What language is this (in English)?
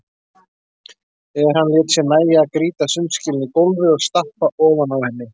Icelandic